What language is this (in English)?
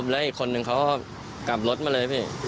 Thai